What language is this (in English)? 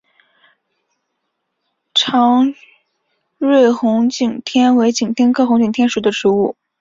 Chinese